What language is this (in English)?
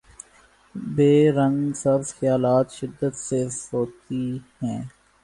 Urdu